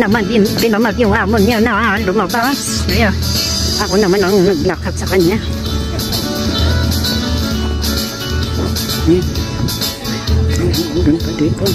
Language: Thai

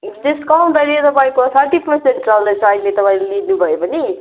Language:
Nepali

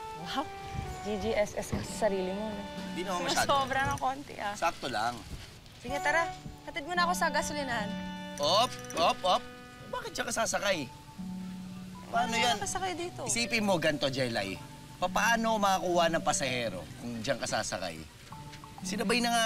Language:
Filipino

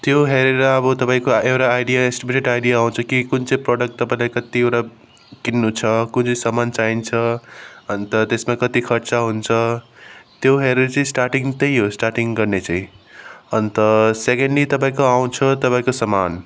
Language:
Nepali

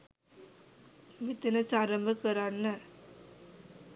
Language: Sinhala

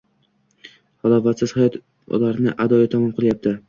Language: Uzbek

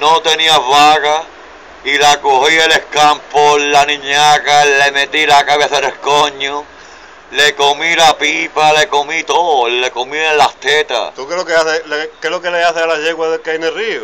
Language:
Spanish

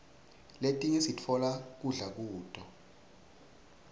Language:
Swati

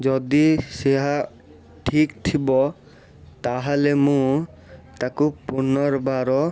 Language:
Odia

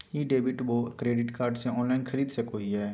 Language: Magahi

